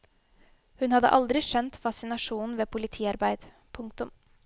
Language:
Norwegian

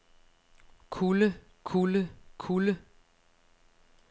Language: Danish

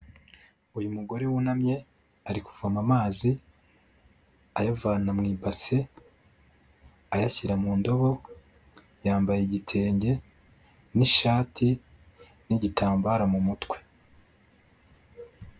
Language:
Kinyarwanda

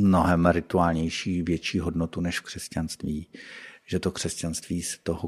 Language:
Czech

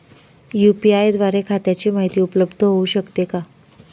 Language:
Marathi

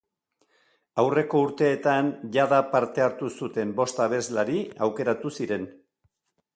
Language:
Basque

